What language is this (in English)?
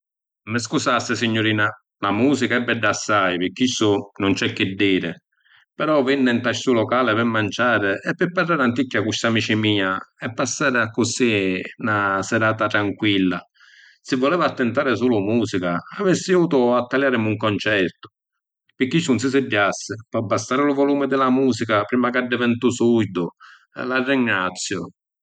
Sicilian